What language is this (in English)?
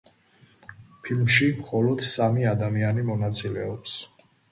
Georgian